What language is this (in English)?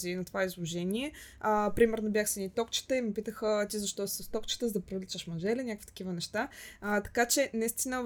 Bulgarian